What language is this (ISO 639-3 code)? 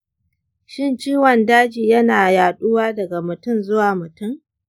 hau